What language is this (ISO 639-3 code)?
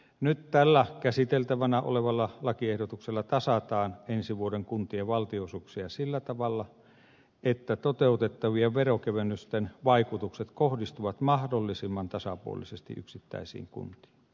fin